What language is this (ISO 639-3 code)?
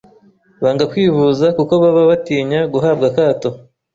kin